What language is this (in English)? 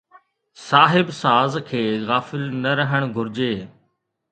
Sindhi